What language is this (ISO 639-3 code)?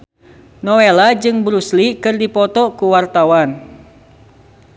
sun